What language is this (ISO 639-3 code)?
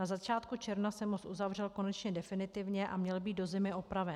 ces